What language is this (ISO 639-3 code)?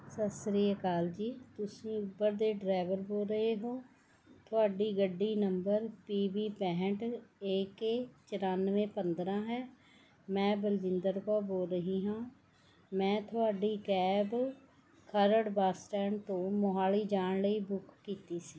pan